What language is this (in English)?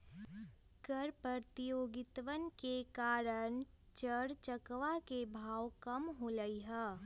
Magahi